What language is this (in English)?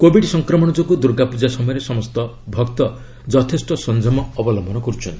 Odia